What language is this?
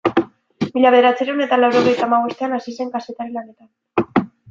Basque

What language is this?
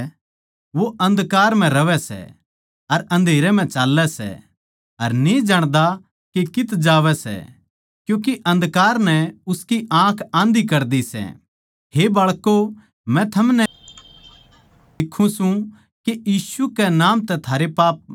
Haryanvi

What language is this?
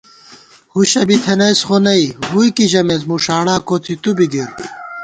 Gawar-Bati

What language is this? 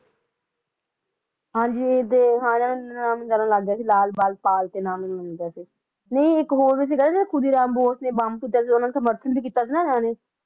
Punjabi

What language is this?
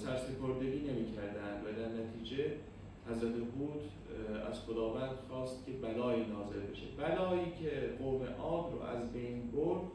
Persian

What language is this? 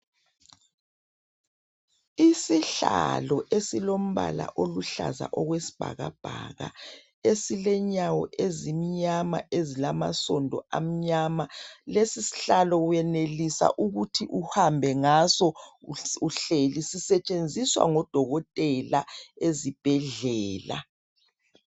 North Ndebele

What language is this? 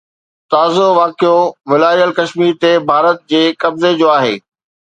Sindhi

